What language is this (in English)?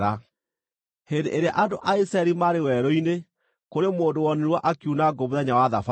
Kikuyu